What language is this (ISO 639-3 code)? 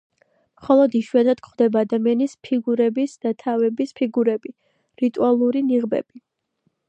kat